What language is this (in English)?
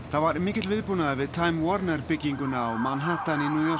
Icelandic